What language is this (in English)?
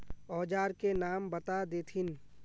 Magahi